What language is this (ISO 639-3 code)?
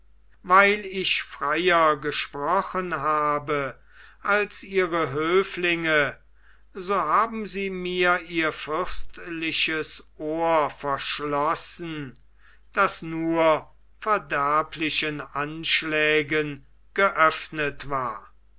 deu